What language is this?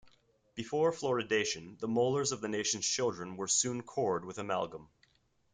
English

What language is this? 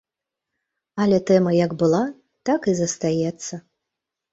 Belarusian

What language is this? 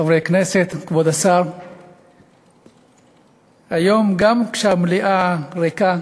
Hebrew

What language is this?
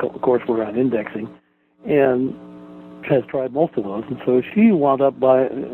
English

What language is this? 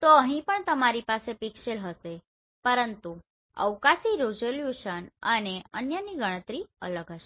Gujarati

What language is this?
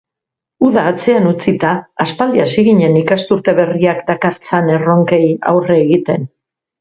Basque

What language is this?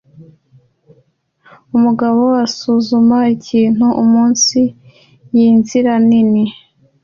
Kinyarwanda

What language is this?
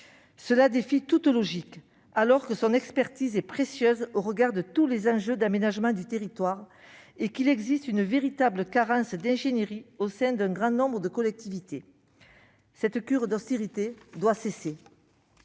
French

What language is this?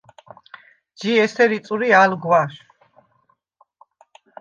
Svan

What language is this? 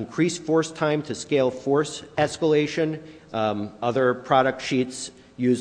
English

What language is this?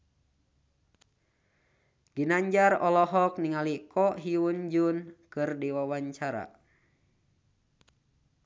Sundanese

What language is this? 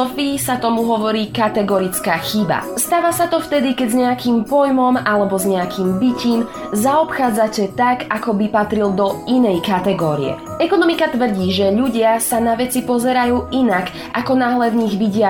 Slovak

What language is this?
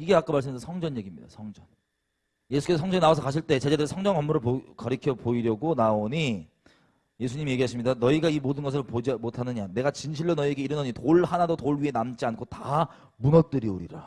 Korean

